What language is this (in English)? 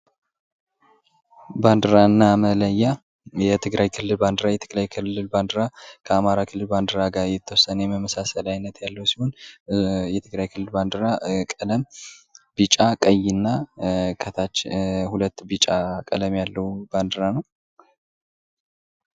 Amharic